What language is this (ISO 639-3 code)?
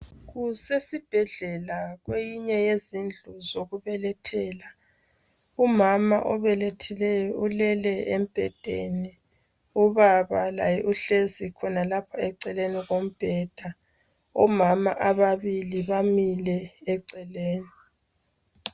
nde